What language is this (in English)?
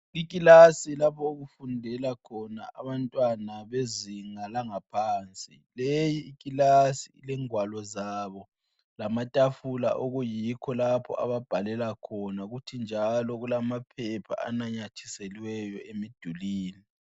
North Ndebele